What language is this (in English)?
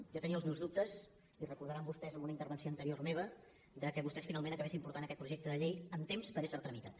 Catalan